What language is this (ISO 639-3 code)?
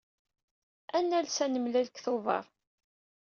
kab